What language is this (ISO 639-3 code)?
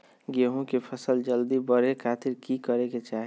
mag